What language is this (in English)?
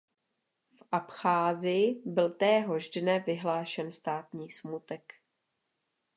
Czech